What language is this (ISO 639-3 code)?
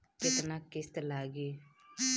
bho